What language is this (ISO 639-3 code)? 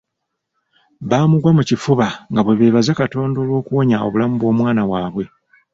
lug